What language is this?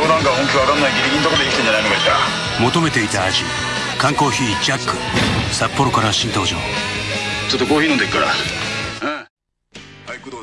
Japanese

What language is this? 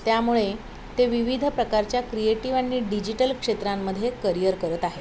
Marathi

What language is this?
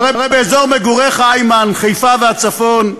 Hebrew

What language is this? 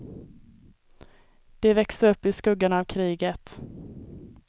Swedish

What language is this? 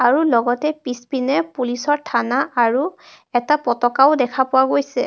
Assamese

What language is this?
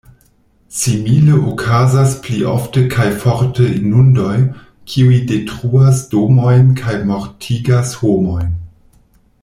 Esperanto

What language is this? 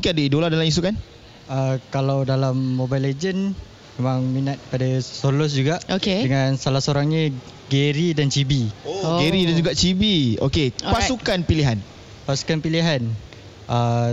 Malay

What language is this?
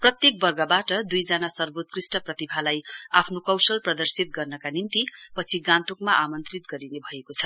Nepali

